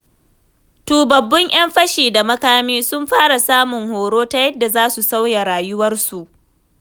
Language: Hausa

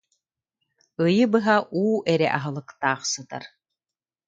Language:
Yakut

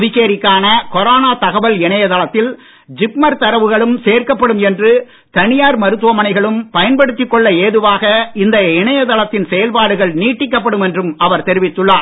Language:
Tamil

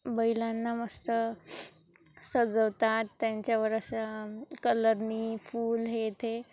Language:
Marathi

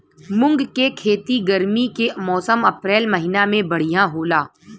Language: Bhojpuri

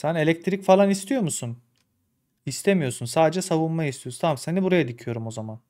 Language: Turkish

